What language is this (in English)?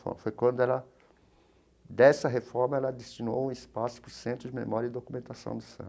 Portuguese